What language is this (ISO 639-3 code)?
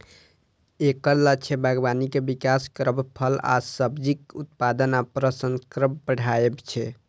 mai